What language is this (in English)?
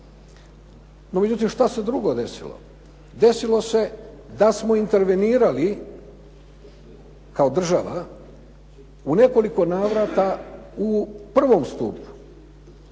Croatian